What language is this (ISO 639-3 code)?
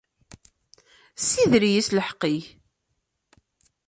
kab